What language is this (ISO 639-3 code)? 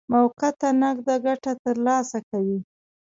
pus